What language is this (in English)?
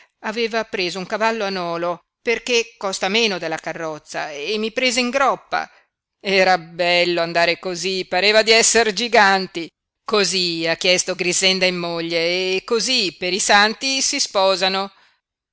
Italian